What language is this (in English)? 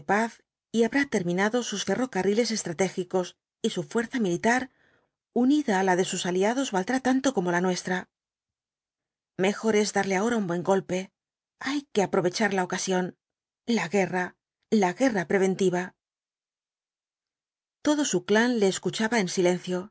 Spanish